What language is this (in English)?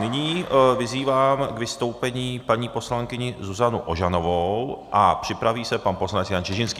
Czech